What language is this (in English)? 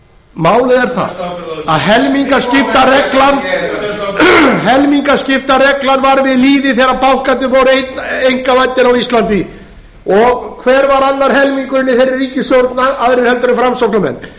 Icelandic